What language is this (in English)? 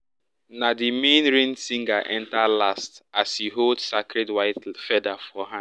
Nigerian Pidgin